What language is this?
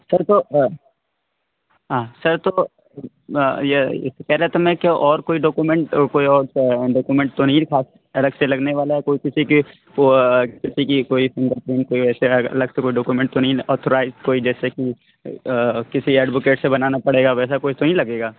Urdu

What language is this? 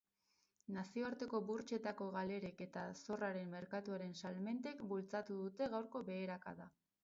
Basque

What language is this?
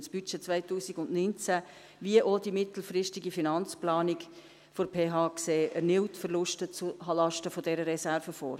Swiss German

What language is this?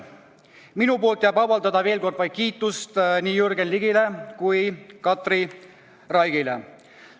Estonian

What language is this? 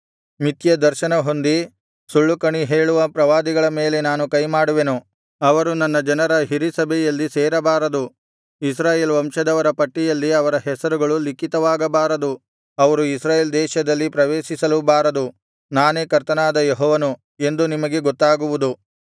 Kannada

